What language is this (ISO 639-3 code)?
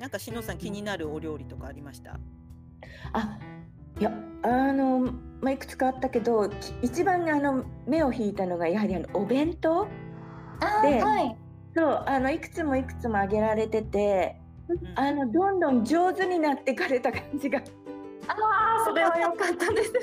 jpn